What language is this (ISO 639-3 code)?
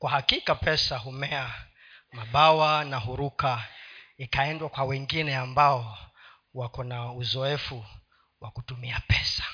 swa